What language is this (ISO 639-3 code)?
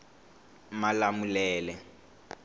tso